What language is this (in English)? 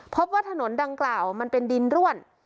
Thai